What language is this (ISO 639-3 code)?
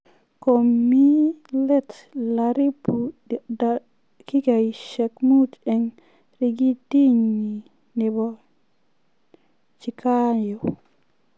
kln